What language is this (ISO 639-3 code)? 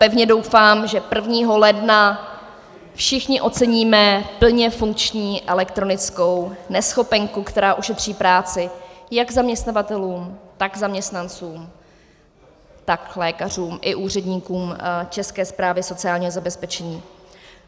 ces